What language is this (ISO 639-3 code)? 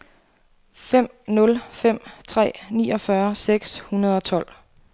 dan